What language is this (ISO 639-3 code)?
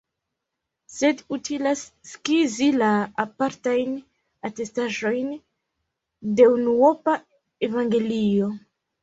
epo